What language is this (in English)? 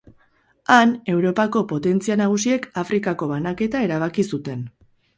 Basque